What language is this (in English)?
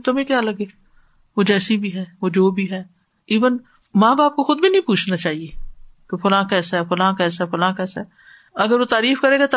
Urdu